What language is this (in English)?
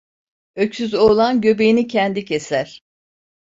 Turkish